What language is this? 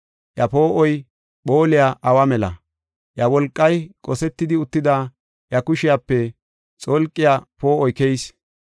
Gofa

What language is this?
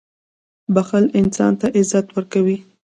Pashto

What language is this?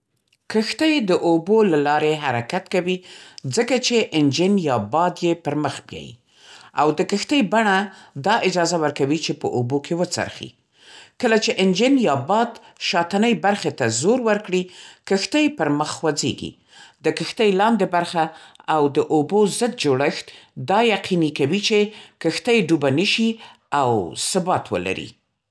Central Pashto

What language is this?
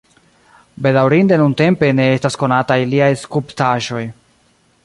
Esperanto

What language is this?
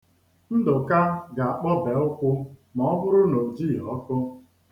Igbo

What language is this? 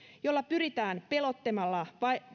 Finnish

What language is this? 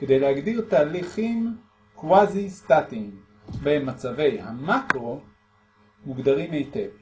Hebrew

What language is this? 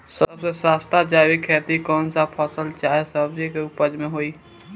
Bhojpuri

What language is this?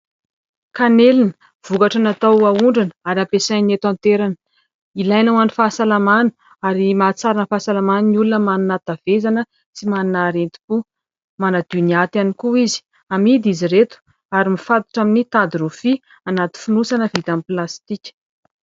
Malagasy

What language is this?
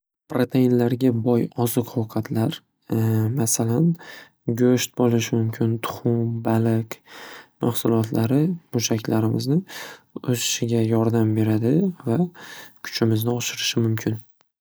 Uzbek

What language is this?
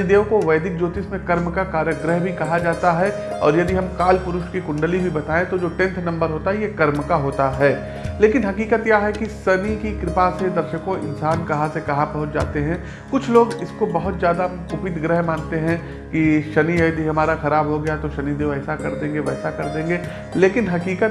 Hindi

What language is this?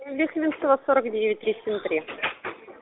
Russian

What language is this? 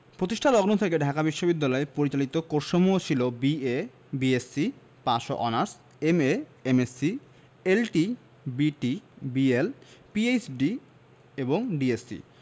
Bangla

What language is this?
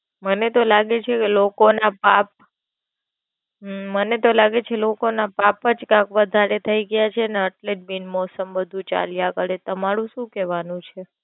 Gujarati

